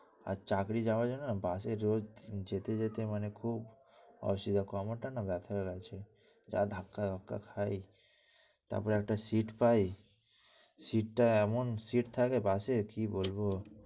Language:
Bangla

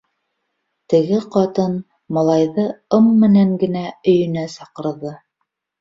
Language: Bashkir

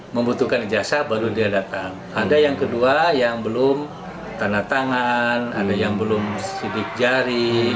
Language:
Indonesian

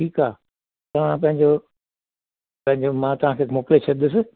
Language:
Sindhi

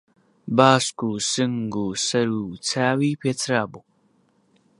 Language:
Central Kurdish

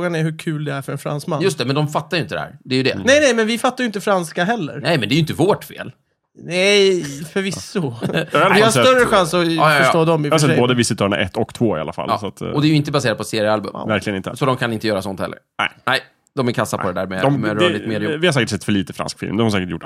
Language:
Swedish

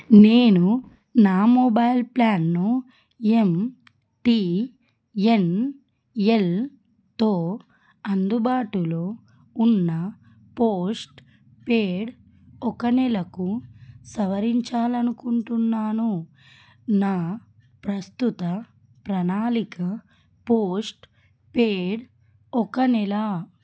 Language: Telugu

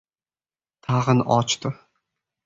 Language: Uzbek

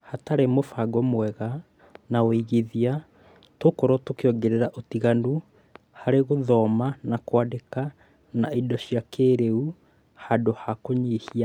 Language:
Kikuyu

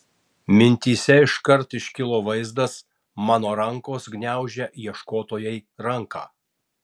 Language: Lithuanian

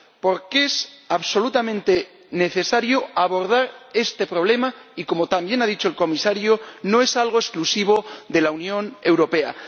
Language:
Spanish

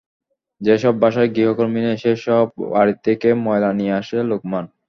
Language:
Bangla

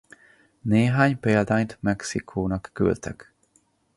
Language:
Hungarian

